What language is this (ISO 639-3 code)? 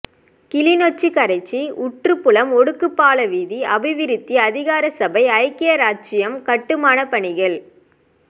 tam